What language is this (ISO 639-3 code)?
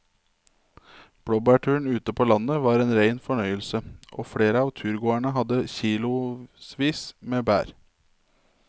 nor